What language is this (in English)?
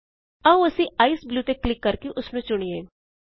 Punjabi